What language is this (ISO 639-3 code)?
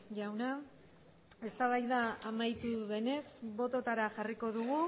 eus